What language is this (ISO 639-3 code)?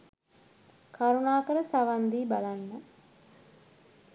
sin